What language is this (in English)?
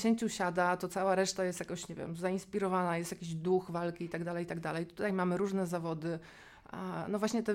Polish